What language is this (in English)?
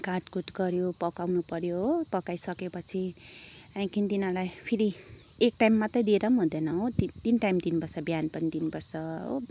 Nepali